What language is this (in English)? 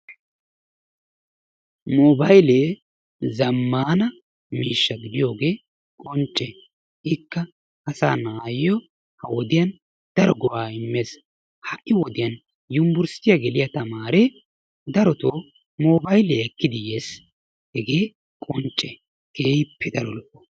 Wolaytta